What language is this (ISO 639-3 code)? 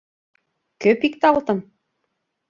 chm